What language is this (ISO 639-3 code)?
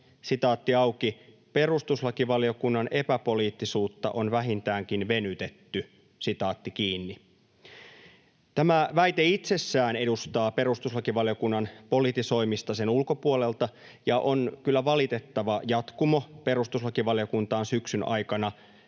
fin